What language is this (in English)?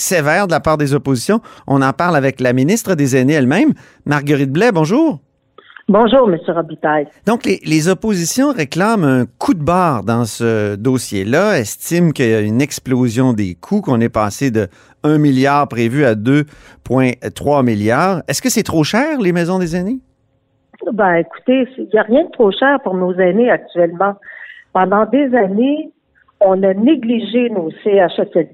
French